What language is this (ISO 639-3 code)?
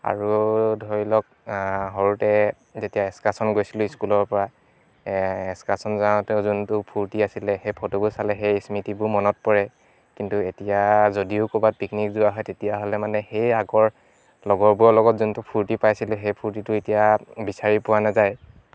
asm